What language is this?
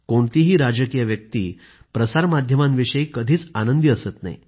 Marathi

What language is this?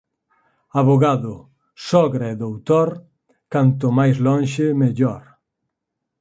Galician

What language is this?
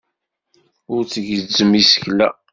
Kabyle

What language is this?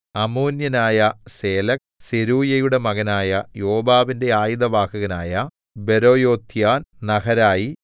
Malayalam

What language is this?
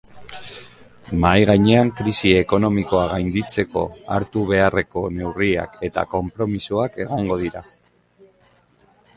Basque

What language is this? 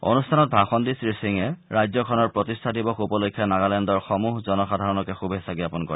Assamese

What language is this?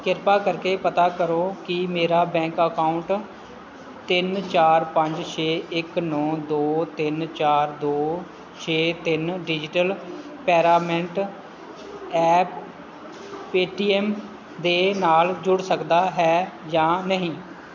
Punjabi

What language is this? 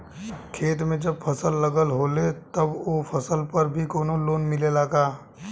Bhojpuri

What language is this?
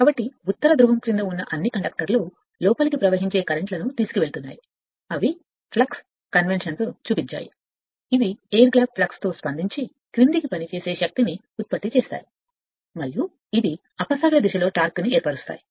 Telugu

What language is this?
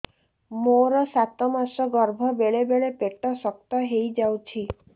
Odia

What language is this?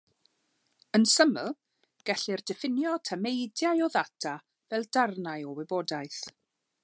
Welsh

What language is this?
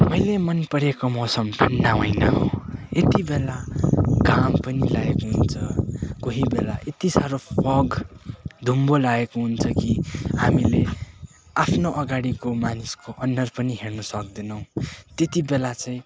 Nepali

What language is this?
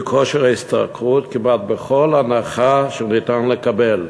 Hebrew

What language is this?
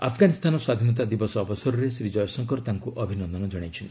Odia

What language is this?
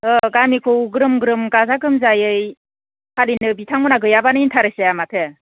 Bodo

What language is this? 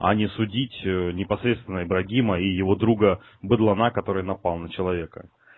Russian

